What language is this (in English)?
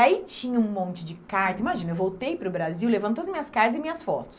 Portuguese